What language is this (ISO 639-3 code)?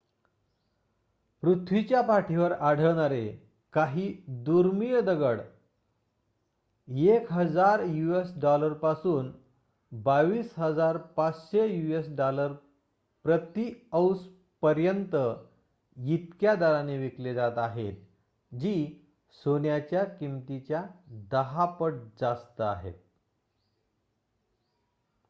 mar